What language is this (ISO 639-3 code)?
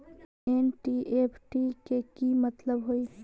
mag